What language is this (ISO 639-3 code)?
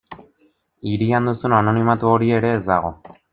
eus